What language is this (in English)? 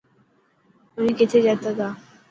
Dhatki